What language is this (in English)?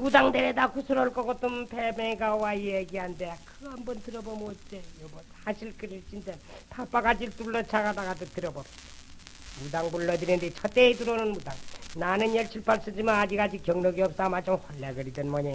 Korean